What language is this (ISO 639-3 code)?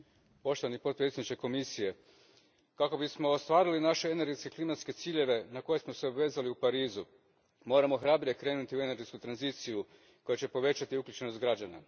hrv